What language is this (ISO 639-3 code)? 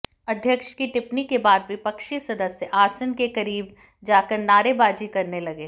hin